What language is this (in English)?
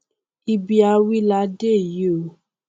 Yoruba